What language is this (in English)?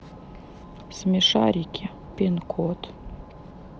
Russian